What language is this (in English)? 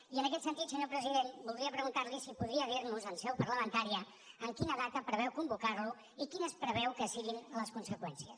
Catalan